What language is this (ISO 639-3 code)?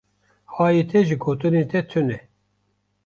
kur